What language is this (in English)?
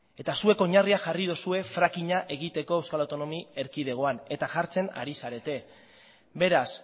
Basque